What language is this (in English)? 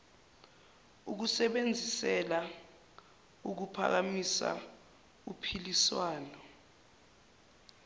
Zulu